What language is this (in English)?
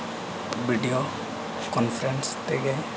Santali